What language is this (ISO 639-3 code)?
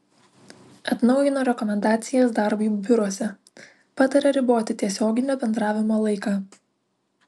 lit